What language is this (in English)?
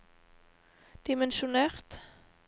Norwegian